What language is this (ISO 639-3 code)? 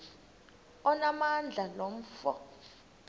xho